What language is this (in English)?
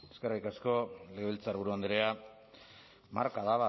Basque